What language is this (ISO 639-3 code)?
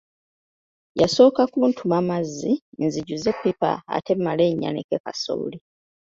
lug